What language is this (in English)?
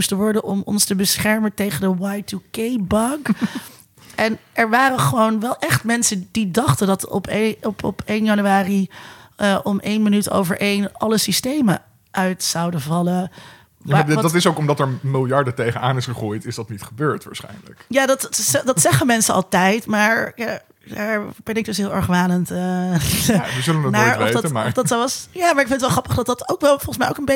Dutch